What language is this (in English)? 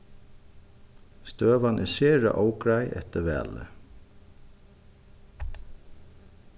Faroese